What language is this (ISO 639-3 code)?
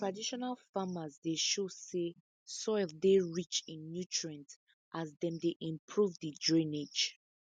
pcm